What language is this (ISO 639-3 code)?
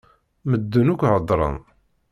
kab